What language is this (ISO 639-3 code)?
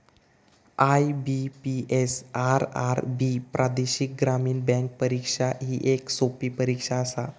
mar